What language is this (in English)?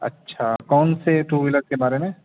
Urdu